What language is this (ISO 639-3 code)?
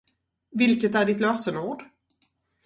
swe